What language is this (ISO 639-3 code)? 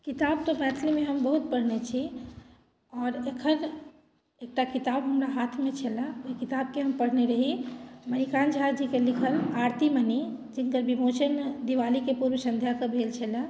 mai